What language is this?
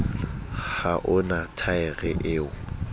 Southern Sotho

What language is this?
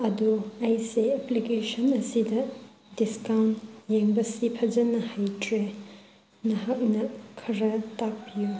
Manipuri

